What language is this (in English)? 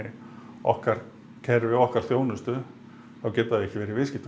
Icelandic